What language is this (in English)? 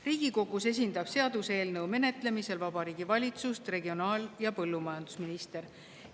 Estonian